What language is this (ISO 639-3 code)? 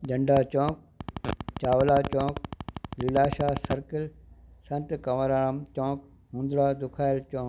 snd